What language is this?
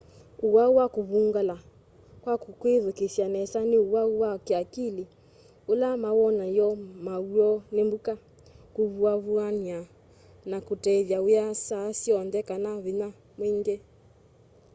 Kamba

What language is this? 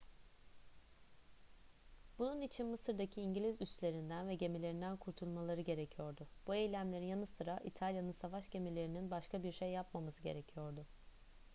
Turkish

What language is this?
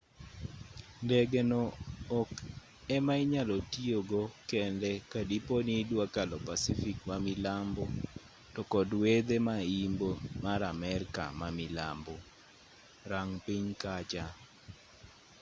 Luo (Kenya and Tanzania)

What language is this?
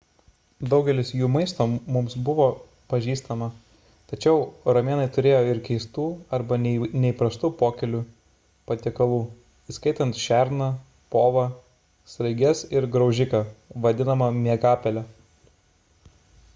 Lithuanian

